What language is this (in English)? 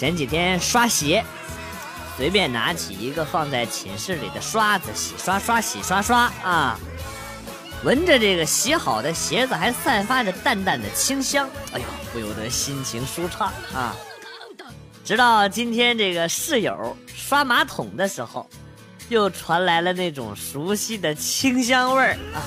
Chinese